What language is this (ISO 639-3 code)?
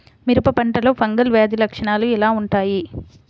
tel